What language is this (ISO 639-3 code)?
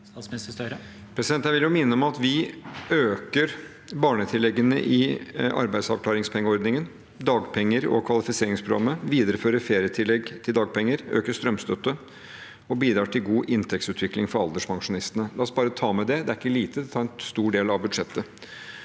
nor